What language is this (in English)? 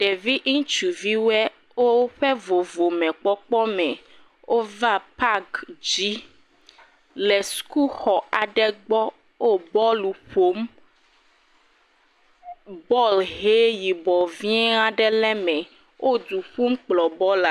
Ewe